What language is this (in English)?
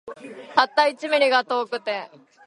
Japanese